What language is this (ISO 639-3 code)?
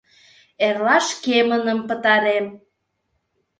chm